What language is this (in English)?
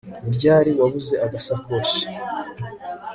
Kinyarwanda